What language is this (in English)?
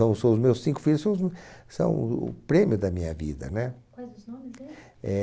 Portuguese